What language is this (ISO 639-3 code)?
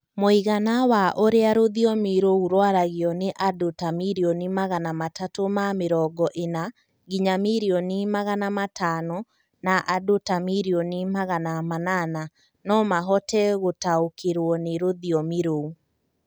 kik